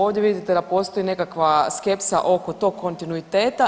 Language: Croatian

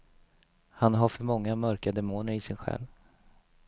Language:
Swedish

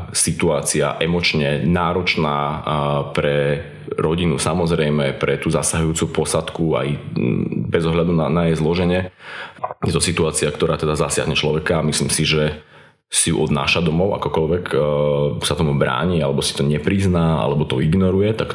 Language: Slovak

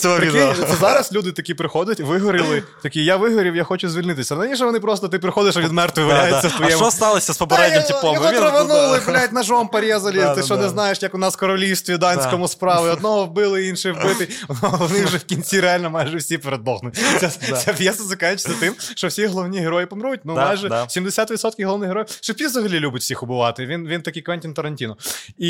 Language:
Ukrainian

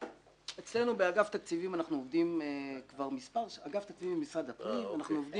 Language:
Hebrew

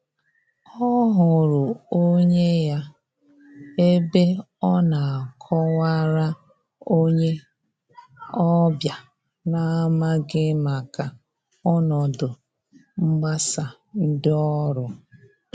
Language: Igbo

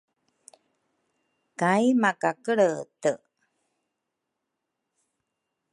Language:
Rukai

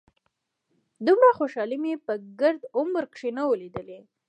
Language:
Pashto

